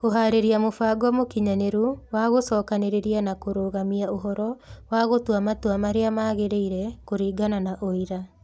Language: Kikuyu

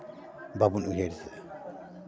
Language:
Santali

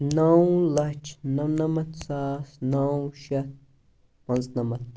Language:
Kashmiri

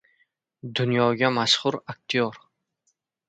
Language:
Uzbek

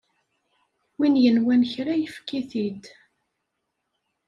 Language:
Kabyle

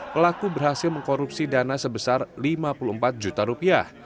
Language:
Indonesian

